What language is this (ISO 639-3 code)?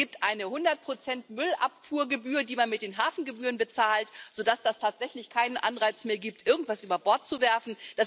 deu